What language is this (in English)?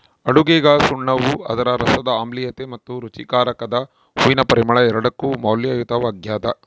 Kannada